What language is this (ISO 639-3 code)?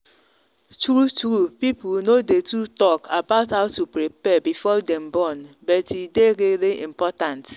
pcm